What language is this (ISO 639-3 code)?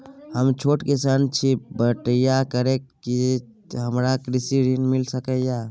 mai